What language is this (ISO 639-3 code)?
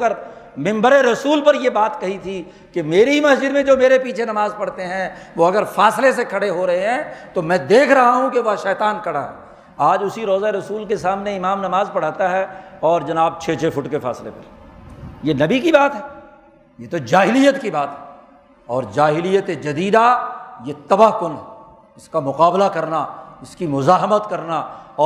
urd